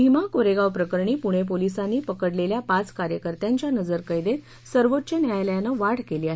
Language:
Marathi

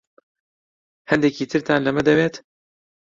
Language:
Central Kurdish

